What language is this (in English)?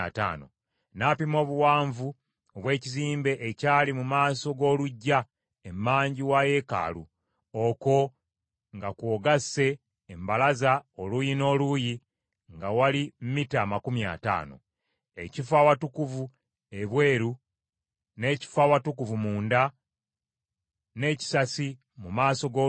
Ganda